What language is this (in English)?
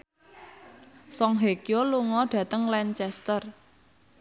Javanese